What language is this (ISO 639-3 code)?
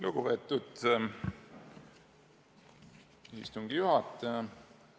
est